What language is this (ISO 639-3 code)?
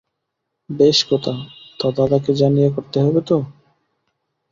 ben